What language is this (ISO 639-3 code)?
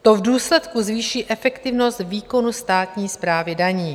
ces